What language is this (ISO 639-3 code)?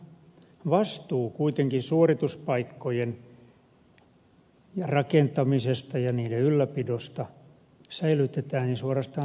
fin